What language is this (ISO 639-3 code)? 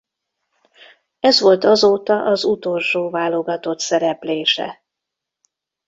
hun